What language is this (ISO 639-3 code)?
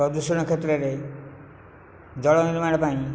ori